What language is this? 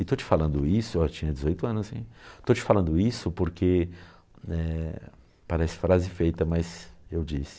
Portuguese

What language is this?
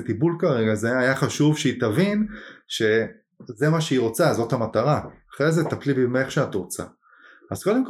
Hebrew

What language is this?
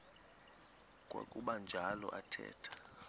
Xhosa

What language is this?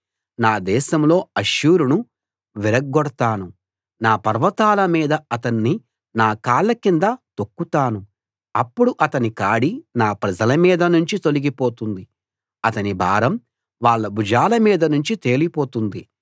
Telugu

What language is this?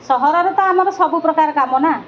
Odia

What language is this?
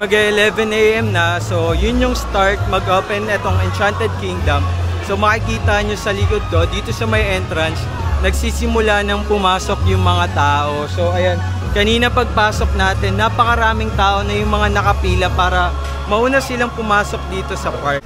Filipino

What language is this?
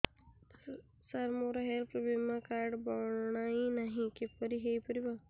Odia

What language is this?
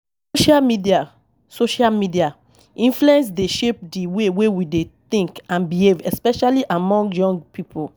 Nigerian Pidgin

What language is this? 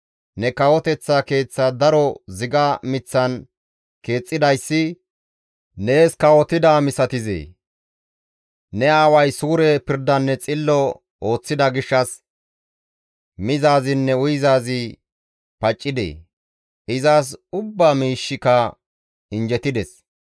Gamo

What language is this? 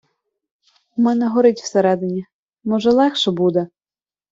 Ukrainian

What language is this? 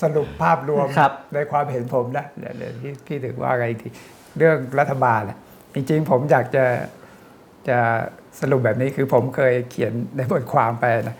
Thai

